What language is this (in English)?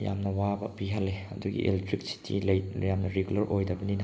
Manipuri